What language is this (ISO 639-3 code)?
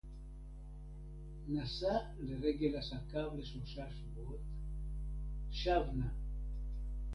heb